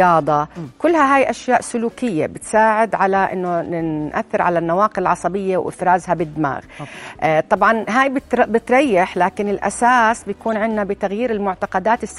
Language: Arabic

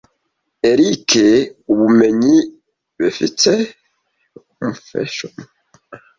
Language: Kinyarwanda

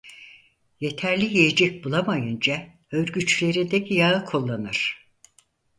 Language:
Turkish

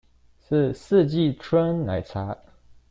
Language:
Chinese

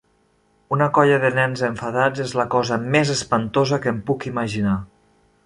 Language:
Catalan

